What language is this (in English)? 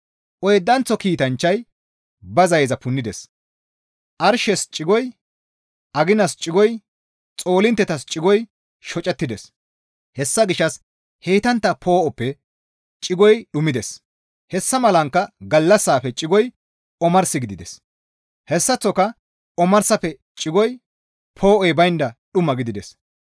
Gamo